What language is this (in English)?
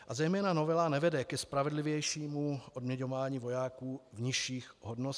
Czech